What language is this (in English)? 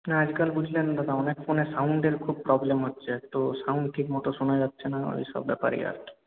Bangla